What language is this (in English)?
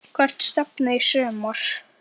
Icelandic